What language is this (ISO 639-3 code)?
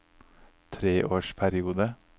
nor